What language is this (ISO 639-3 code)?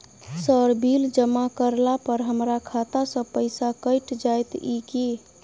mai